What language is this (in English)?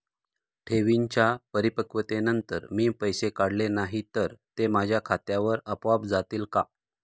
Marathi